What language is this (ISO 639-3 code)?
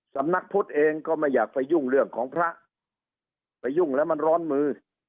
tha